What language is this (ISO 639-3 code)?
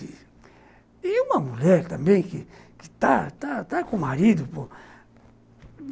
por